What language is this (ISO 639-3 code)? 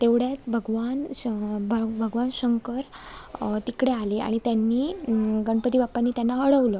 mar